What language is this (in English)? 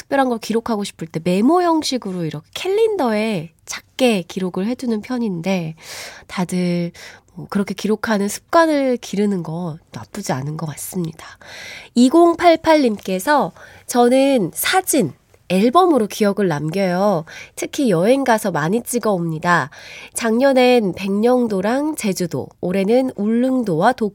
Korean